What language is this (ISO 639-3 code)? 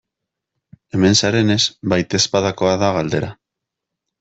eus